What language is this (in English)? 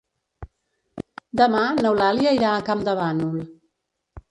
Catalan